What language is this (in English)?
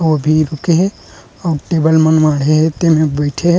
Chhattisgarhi